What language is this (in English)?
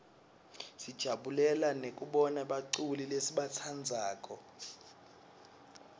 Swati